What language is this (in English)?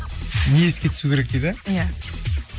Kazakh